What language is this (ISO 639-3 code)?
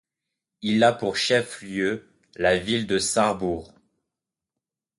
fra